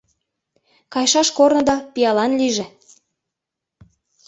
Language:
Mari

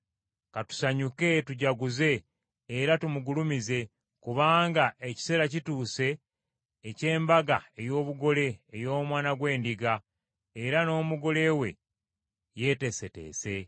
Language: Ganda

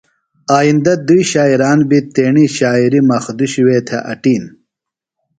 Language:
Phalura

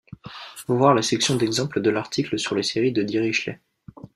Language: French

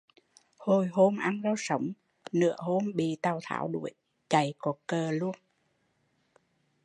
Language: Vietnamese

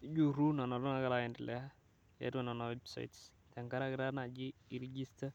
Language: Masai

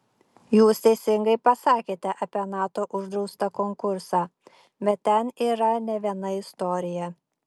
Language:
Lithuanian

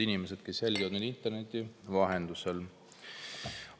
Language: Estonian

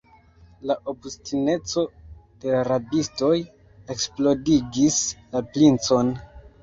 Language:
Esperanto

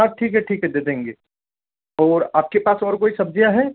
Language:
Hindi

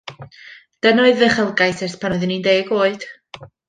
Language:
Welsh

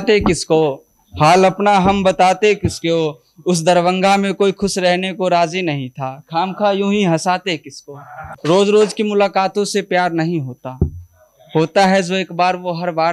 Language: Hindi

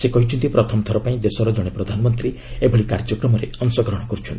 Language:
Odia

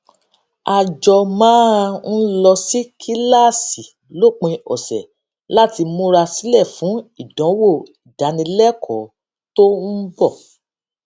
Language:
Yoruba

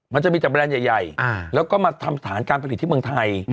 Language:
Thai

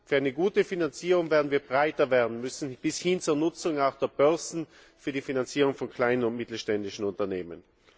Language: German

